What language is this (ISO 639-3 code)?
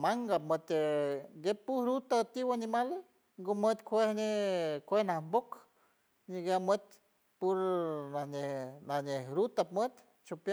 hue